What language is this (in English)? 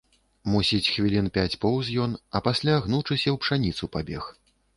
Belarusian